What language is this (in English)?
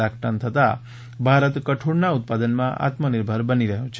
Gujarati